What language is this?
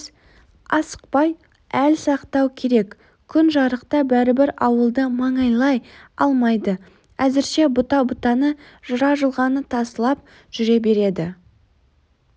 Kazakh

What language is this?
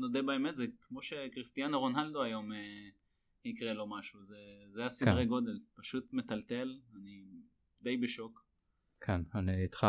Hebrew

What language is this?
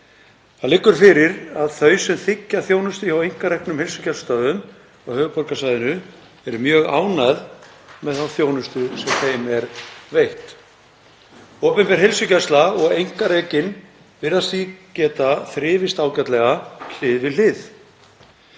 Icelandic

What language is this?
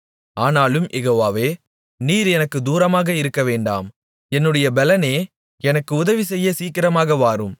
Tamil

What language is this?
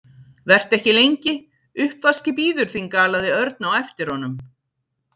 Icelandic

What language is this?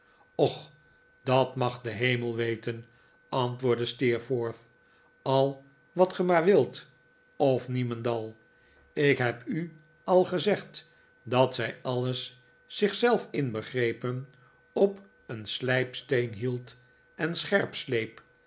Dutch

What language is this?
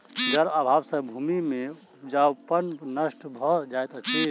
Maithili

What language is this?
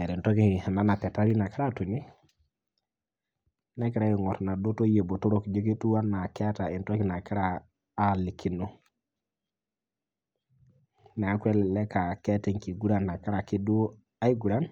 Masai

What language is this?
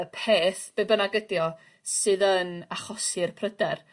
Welsh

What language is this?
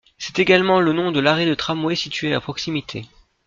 French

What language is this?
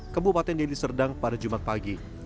Indonesian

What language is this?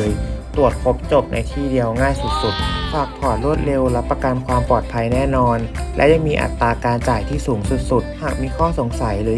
Thai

